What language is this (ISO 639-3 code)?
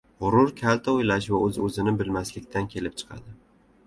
uzb